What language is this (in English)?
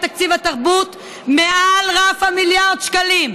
Hebrew